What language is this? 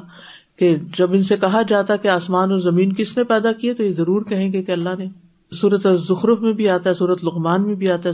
Urdu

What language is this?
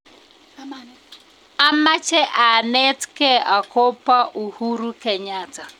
Kalenjin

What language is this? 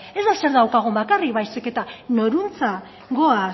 Basque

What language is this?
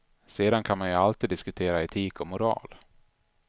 Swedish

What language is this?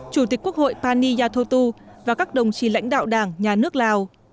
Vietnamese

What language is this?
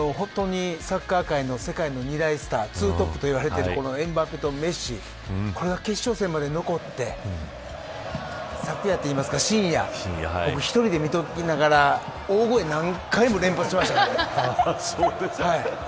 Japanese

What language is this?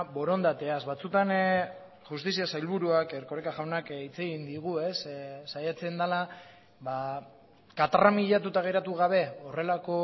Basque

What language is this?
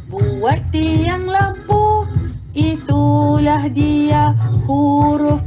Malay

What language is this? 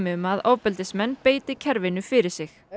Icelandic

